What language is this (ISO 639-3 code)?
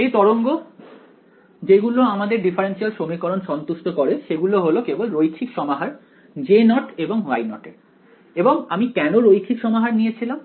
ben